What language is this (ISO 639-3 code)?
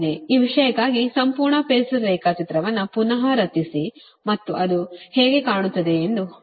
kan